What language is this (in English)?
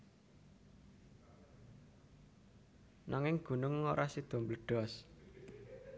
Javanese